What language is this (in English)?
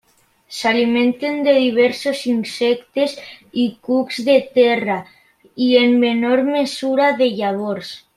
Catalan